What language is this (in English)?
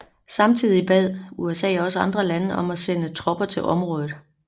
Danish